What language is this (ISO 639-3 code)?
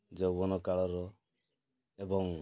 ori